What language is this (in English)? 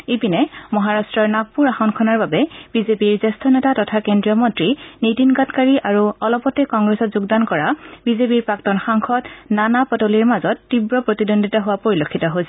Assamese